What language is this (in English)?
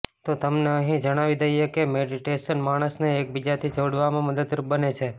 Gujarati